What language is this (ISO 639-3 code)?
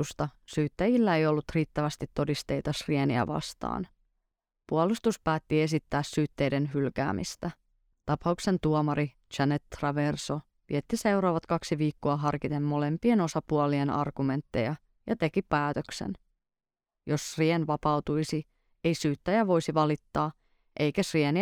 fin